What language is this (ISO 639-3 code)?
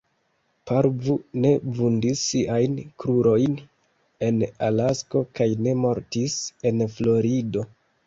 epo